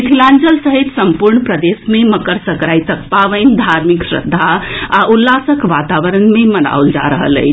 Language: Maithili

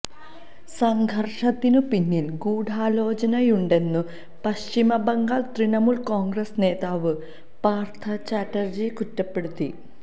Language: Malayalam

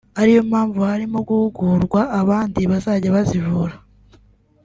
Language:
Kinyarwanda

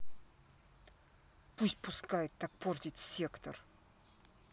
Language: Russian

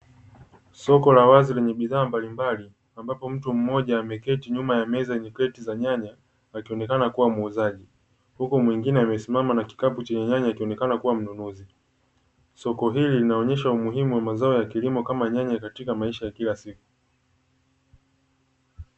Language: Swahili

